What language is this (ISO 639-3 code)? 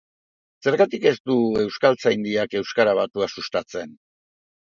eus